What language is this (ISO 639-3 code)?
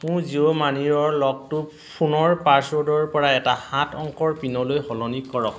asm